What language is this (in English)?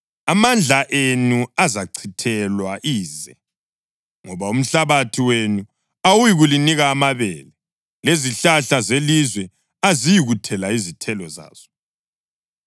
North Ndebele